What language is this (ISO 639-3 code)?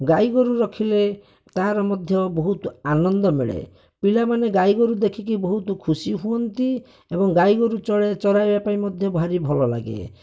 ori